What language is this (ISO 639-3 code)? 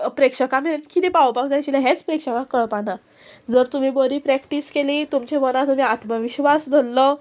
kok